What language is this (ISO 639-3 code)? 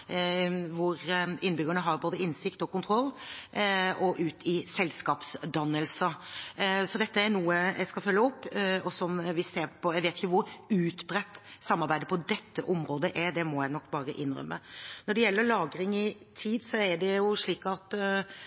nob